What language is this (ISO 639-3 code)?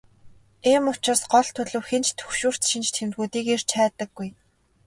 mon